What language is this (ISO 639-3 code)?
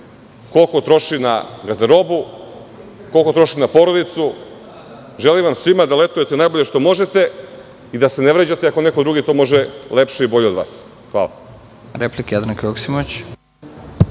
srp